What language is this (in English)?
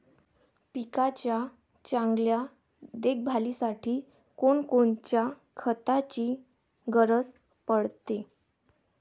Marathi